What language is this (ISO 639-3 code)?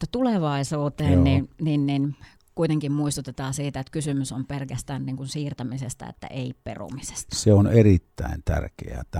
fin